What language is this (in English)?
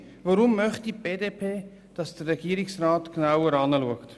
Swiss German